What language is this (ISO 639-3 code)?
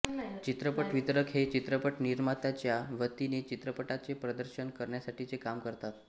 mar